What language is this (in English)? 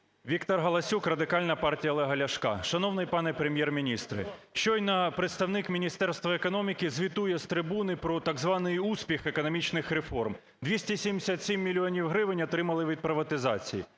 Ukrainian